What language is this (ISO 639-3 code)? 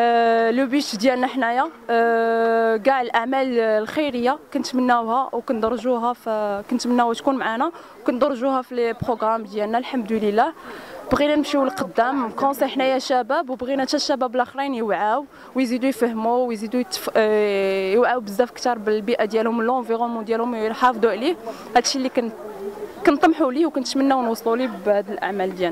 ara